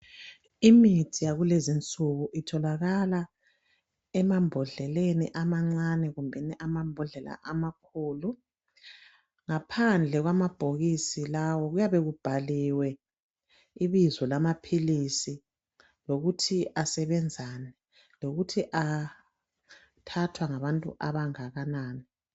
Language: North Ndebele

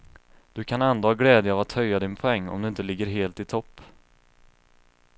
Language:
Swedish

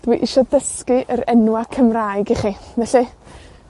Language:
Welsh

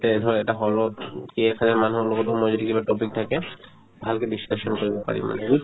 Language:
Assamese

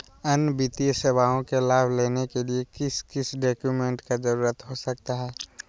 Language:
Magahi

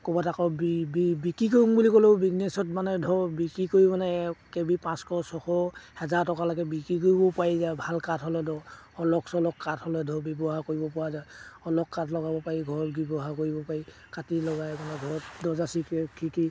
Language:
Assamese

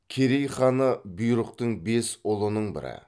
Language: Kazakh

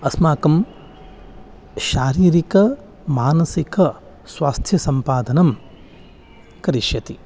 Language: Sanskrit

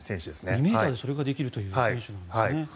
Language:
Japanese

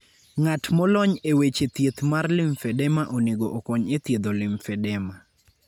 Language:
Luo (Kenya and Tanzania)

